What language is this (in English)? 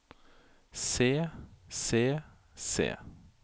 Norwegian